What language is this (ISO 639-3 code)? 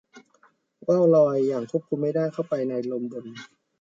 tha